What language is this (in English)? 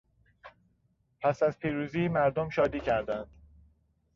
Persian